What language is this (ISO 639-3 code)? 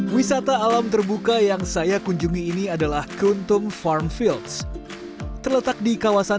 ind